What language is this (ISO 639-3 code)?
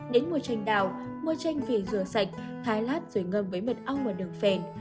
vie